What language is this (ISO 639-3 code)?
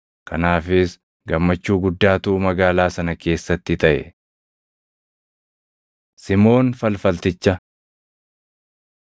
orm